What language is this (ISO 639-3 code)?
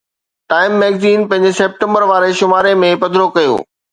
snd